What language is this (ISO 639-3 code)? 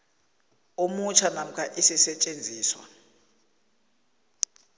nbl